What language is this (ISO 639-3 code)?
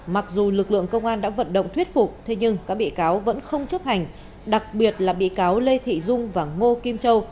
vie